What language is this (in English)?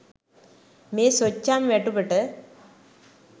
Sinhala